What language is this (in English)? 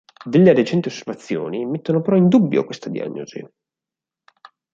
Italian